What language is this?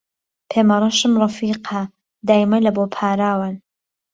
Central Kurdish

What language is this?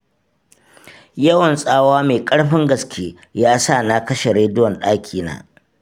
Hausa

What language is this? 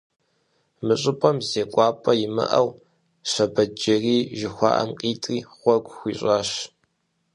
Kabardian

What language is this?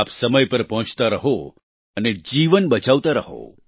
Gujarati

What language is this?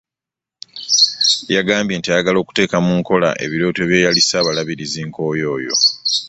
Ganda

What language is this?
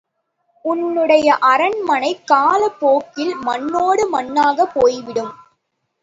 Tamil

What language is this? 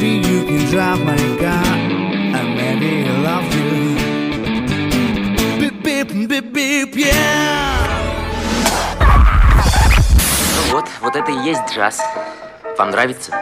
Russian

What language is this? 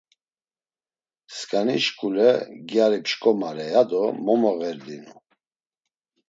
Laz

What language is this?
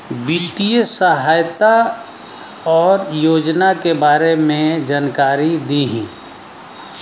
Bhojpuri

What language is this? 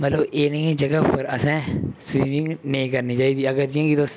Dogri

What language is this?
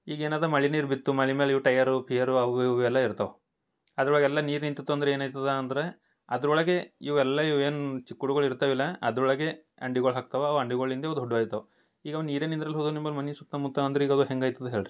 Kannada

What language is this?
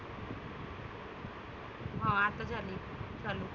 Marathi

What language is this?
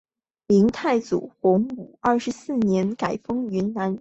Chinese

